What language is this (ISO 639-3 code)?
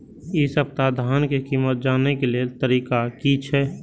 mai